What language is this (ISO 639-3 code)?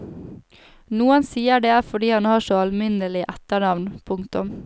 nor